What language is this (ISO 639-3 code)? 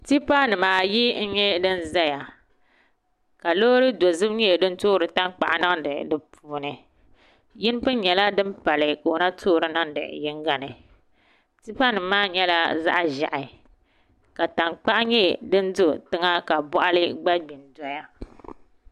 dag